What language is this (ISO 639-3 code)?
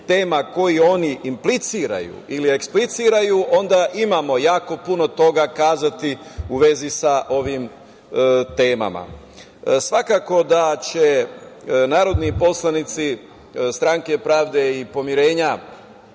srp